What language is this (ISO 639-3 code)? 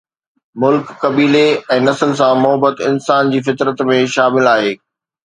snd